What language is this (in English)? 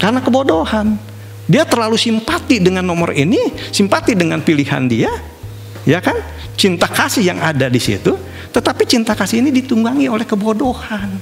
Indonesian